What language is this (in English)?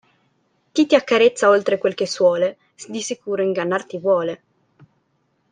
Italian